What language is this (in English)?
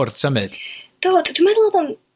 Welsh